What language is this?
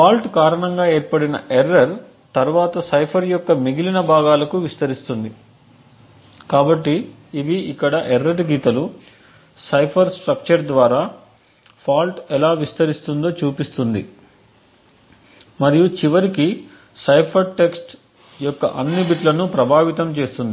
Telugu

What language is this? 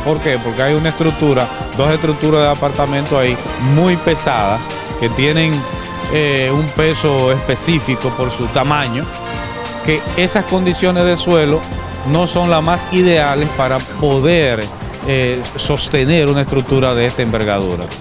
Spanish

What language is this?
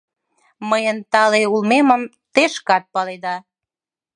Mari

